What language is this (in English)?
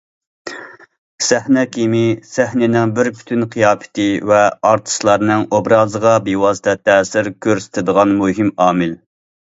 Uyghur